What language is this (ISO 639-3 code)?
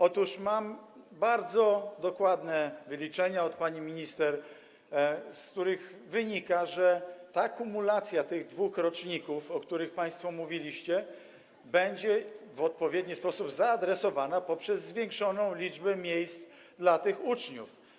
pol